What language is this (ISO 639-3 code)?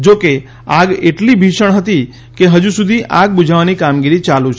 guj